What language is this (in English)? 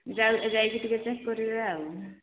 Odia